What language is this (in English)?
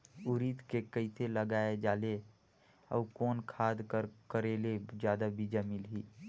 Chhattisgarhi